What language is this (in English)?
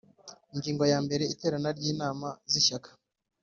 Kinyarwanda